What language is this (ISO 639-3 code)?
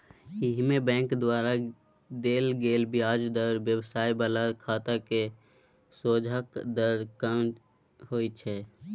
mai